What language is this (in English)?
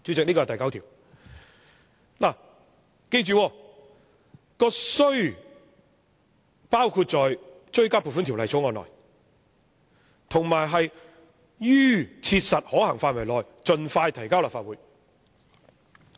Cantonese